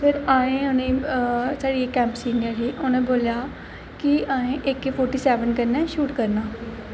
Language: Dogri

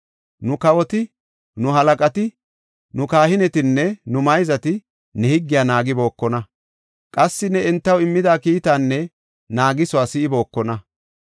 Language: Gofa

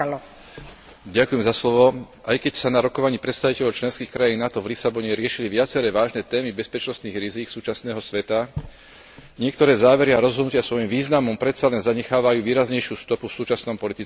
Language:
Slovak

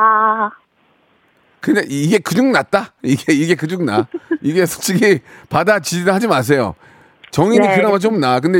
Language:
Korean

